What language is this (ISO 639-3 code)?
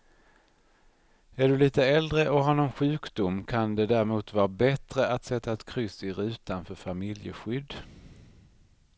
swe